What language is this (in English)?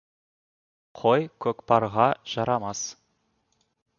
Kazakh